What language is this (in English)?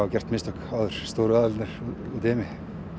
Icelandic